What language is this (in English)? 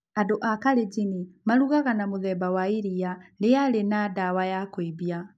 Kikuyu